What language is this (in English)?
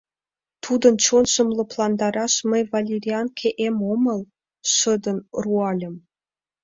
Mari